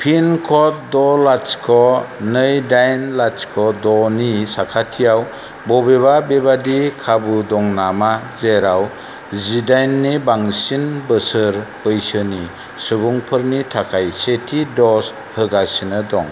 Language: Bodo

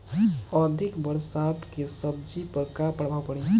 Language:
Bhojpuri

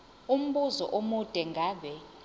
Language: Zulu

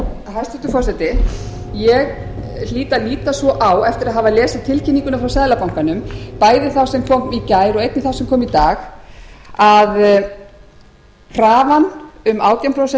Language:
Icelandic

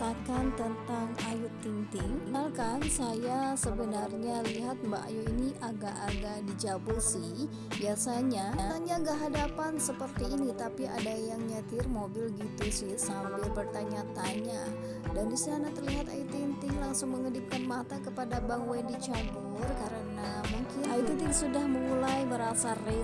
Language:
Indonesian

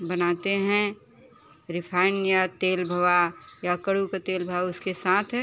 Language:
Hindi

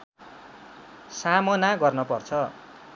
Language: Nepali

